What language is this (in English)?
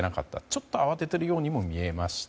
Japanese